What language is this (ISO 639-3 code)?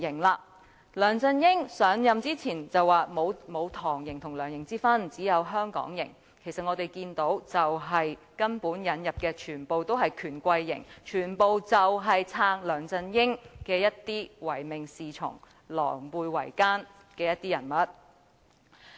yue